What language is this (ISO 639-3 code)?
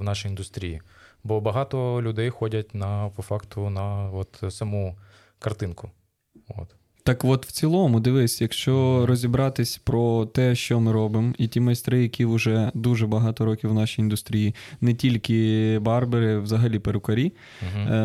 ukr